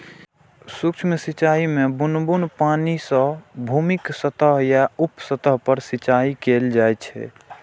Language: Maithili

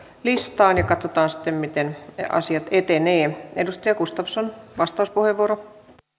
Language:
Finnish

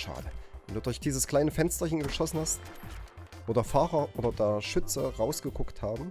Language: German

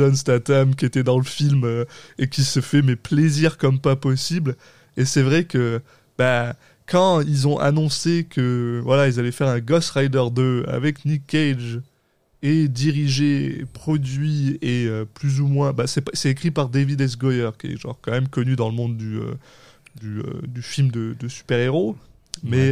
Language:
French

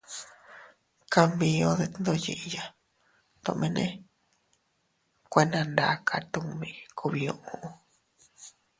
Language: Teutila Cuicatec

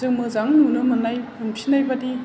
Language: Bodo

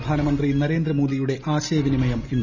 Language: Malayalam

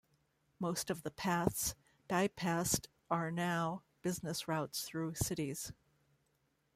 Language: English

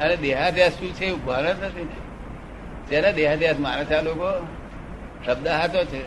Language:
Gujarati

